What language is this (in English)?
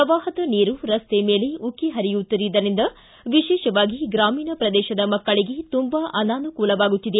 Kannada